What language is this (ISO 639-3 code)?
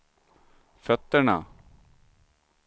swe